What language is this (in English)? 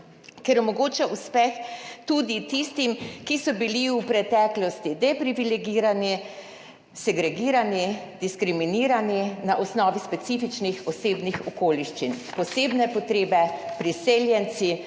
Slovenian